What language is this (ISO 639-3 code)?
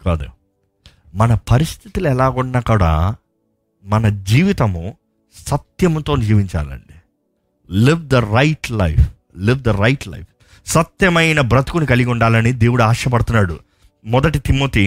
tel